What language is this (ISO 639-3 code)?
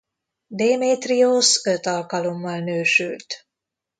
hun